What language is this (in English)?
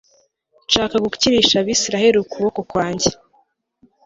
Kinyarwanda